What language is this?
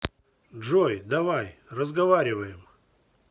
Russian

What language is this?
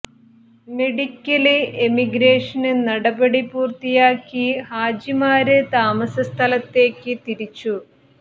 Malayalam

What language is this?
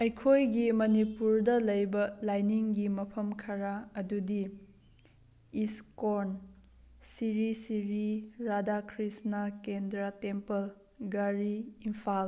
Manipuri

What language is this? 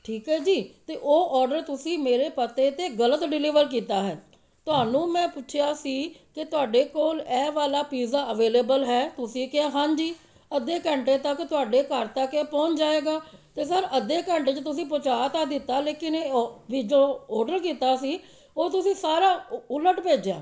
Punjabi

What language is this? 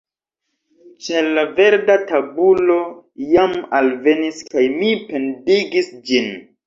Esperanto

